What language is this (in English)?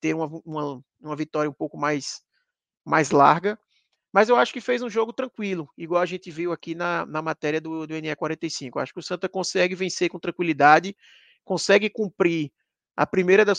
Portuguese